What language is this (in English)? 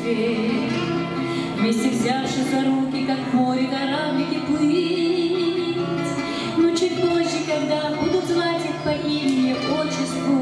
Ukrainian